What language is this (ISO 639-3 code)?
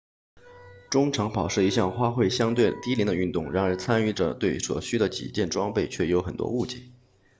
zho